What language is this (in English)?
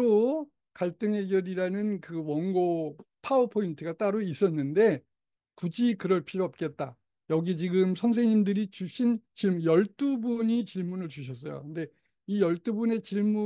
Korean